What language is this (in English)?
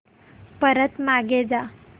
Marathi